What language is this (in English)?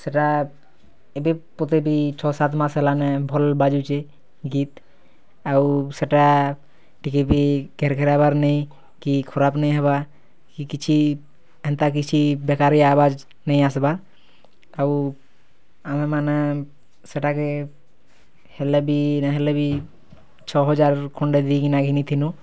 Odia